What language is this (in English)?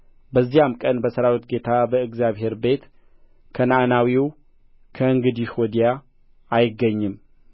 Amharic